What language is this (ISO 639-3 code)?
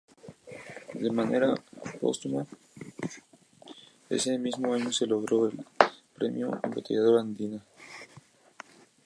spa